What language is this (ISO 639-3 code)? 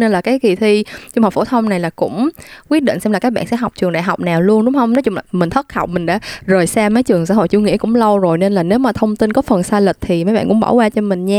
vie